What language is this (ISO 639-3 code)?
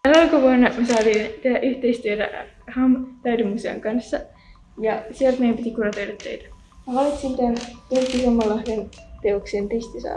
fin